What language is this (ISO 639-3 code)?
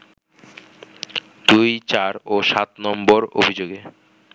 ben